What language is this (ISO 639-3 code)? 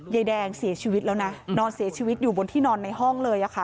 tha